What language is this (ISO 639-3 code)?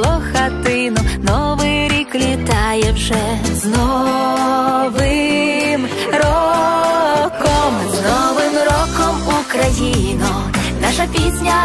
ukr